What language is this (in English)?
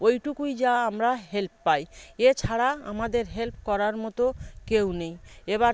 Bangla